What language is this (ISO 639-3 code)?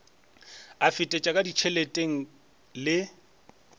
nso